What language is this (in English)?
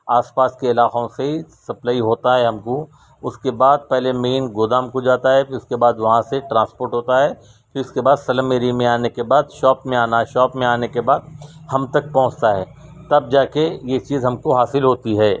Urdu